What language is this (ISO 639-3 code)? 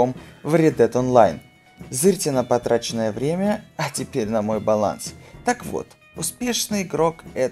rus